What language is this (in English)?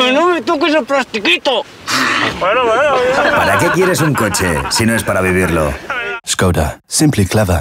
Spanish